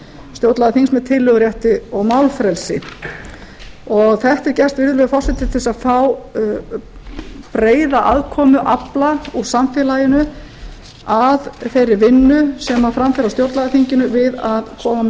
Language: Icelandic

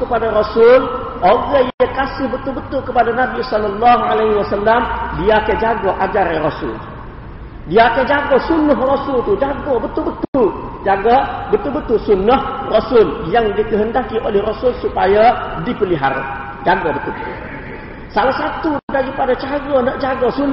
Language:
Malay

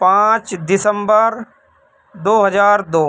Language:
Urdu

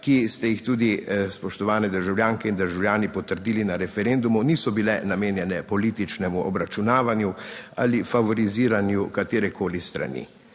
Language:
Slovenian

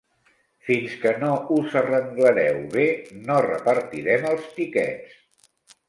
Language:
Catalan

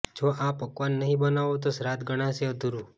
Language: Gujarati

